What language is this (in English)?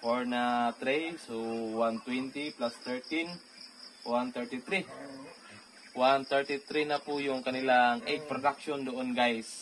Filipino